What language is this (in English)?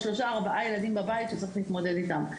Hebrew